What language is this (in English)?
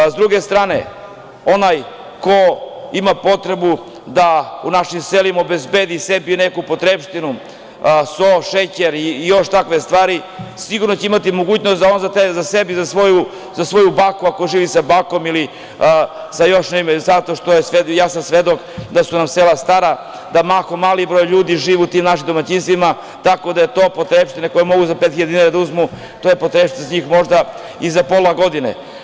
Serbian